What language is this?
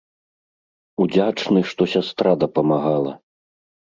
Belarusian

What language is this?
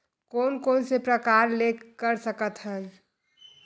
Chhattisgarhi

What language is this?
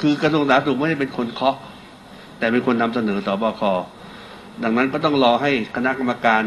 Thai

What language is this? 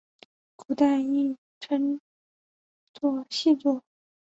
Chinese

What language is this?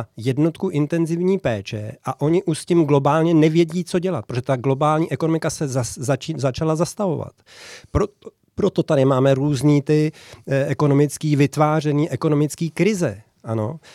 Czech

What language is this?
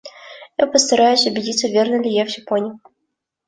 Russian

